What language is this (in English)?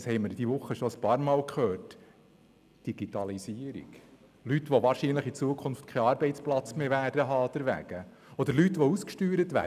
Swiss German